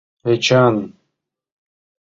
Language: Mari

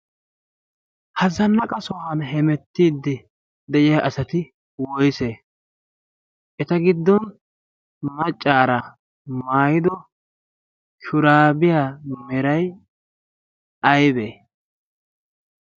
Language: Wolaytta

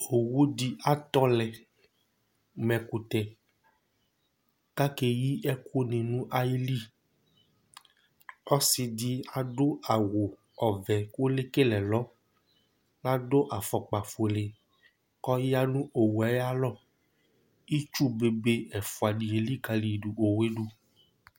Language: Ikposo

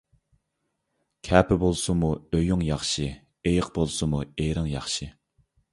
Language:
Uyghur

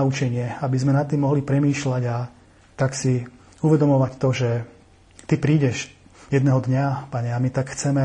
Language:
Slovak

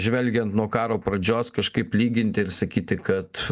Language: Lithuanian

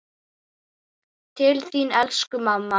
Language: Icelandic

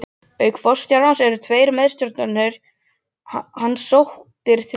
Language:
Icelandic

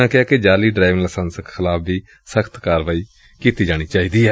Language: Punjabi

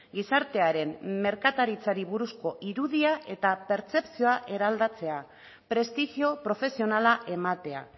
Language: Basque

